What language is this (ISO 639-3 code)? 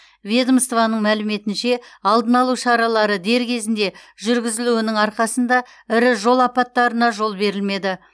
kaz